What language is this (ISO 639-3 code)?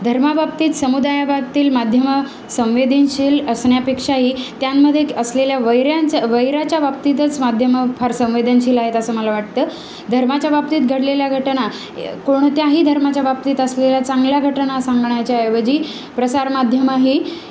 mar